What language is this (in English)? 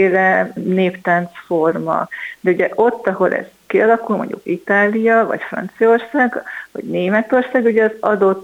Hungarian